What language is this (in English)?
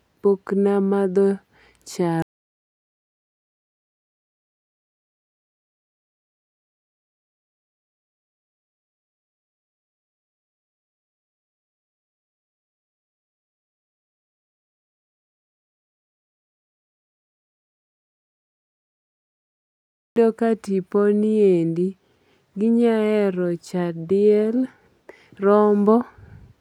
Luo (Kenya and Tanzania)